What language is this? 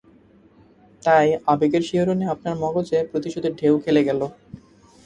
Bangla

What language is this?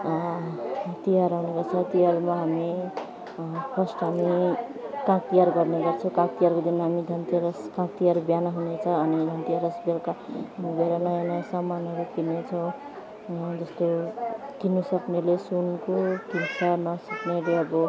Nepali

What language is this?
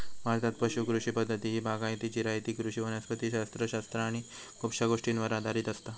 Marathi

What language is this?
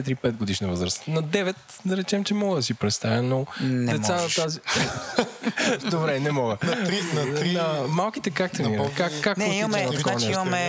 Bulgarian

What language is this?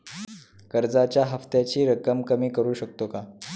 Marathi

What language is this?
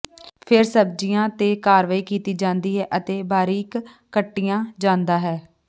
Punjabi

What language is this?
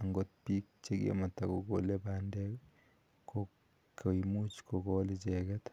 Kalenjin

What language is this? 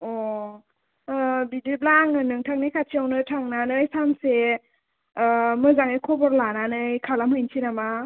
Bodo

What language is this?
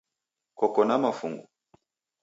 Taita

